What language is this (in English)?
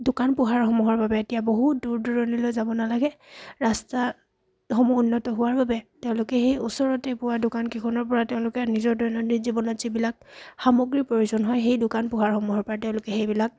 Assamese